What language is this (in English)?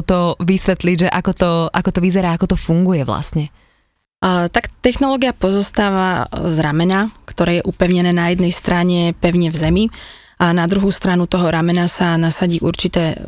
Slovak